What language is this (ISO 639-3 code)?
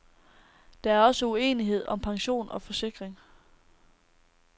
dan